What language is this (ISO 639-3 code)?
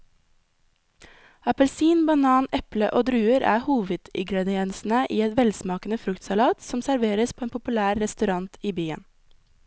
nor